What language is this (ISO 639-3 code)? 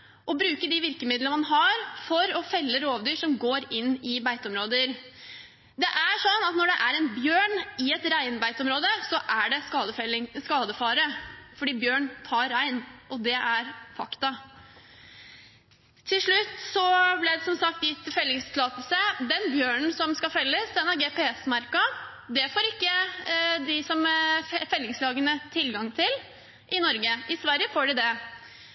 nob